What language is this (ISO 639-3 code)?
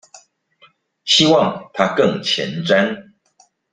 zho